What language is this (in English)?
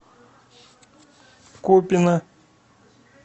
Russian